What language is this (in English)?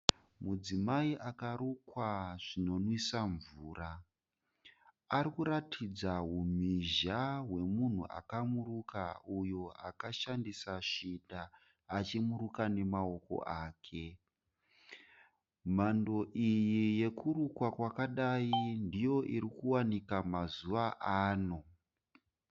Shona